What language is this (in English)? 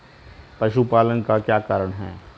Hindi